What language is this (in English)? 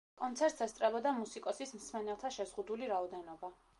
Georgian